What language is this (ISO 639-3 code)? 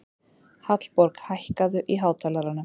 isl